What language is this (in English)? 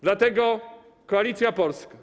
Polish